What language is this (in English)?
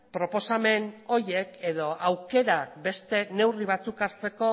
Basque